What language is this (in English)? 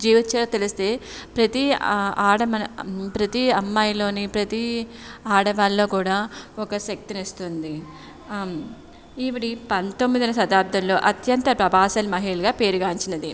Telugu